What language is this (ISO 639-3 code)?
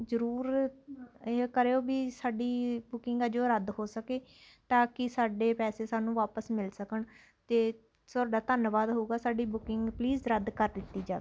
pan